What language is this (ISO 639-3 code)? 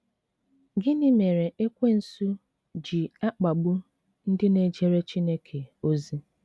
ibo